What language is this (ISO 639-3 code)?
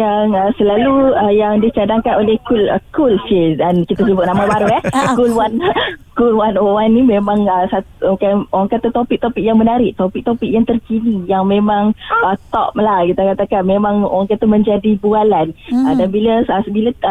msa